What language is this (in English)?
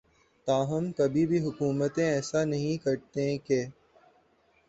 Urdu